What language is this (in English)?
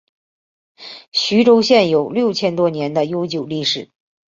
Chinese